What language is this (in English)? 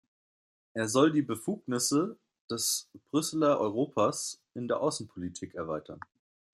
German